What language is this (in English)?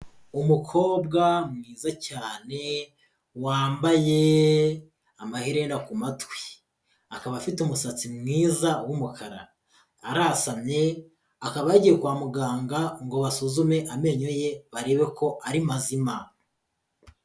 Kinyarwanda